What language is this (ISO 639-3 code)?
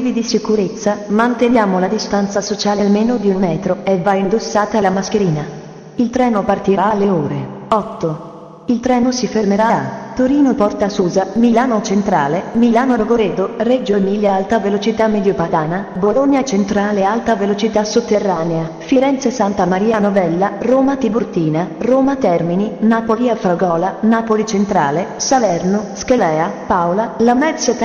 ita